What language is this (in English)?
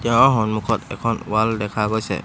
Assamese